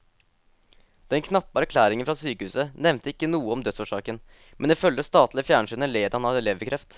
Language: Norwegian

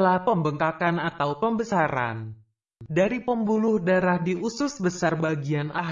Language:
Indonesian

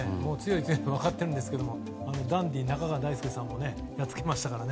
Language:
Japanese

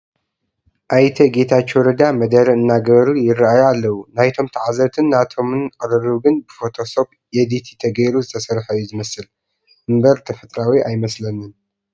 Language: Tigrinya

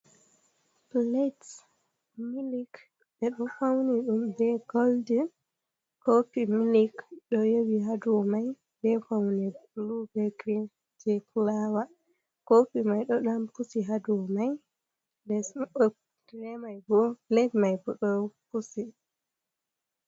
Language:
Fula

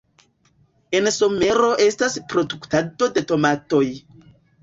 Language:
Esperanto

